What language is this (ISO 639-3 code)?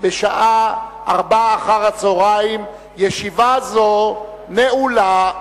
heb